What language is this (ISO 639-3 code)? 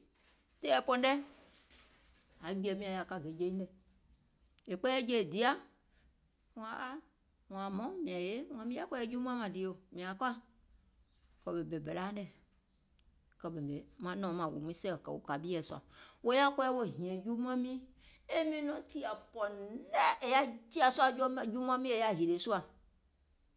gol